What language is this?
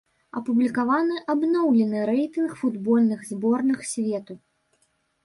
Belarusian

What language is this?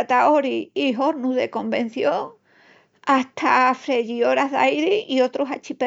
Extremaduran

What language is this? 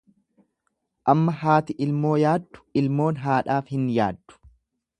Oromo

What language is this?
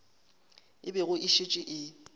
Northern Sotho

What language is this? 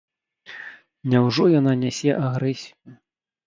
Belarusian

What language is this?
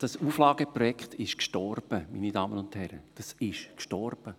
Swiss German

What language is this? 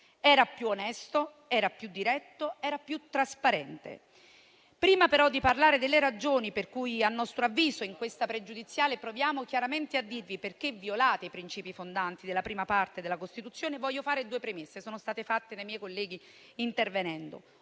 Italian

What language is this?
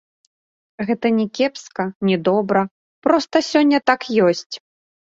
Belarusian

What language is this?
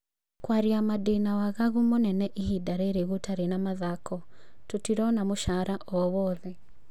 Kikuyu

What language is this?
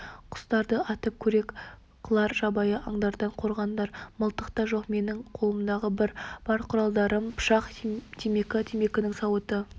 Kazakh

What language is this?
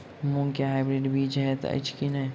Maithili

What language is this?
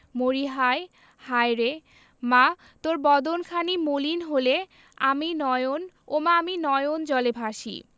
Bangla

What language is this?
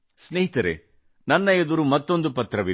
Kannada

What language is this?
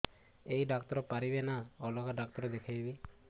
Odia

